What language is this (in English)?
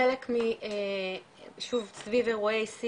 Hebrew